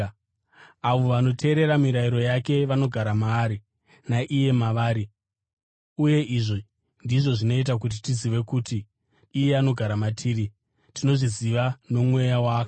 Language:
Shona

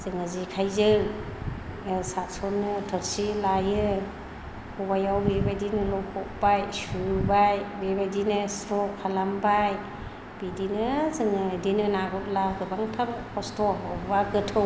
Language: Bodo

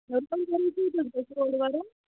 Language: Kashmiri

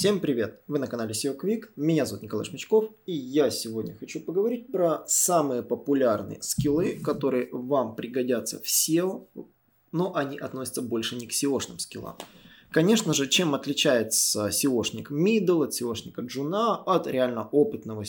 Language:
Russian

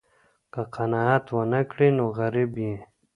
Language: Pashto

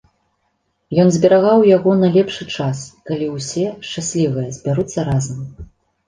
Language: Belarusian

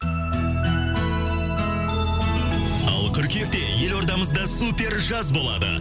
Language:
Kazakh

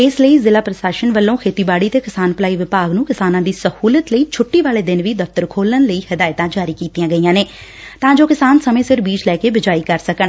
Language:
Punjabi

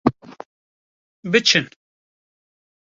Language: Kurdish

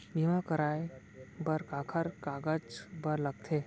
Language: Chhattisgarhi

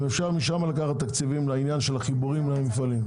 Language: Hebrew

